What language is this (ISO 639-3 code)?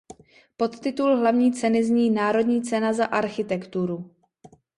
ces